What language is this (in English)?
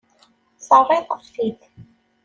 Kabyle